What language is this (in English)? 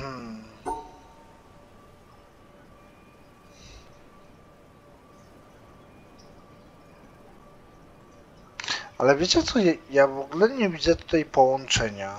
Polish